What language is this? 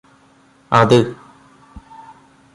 Malayalam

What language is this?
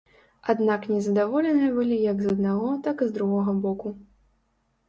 Belarusian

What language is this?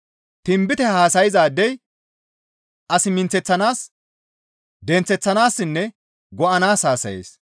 Gamo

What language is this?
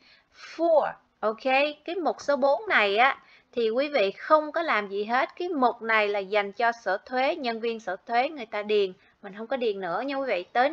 Vietnamese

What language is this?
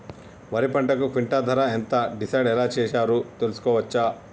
Telugu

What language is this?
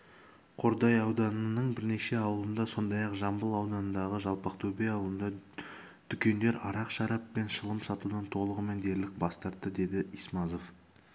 Kazakh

